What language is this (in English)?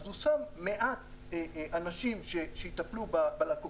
Hebrew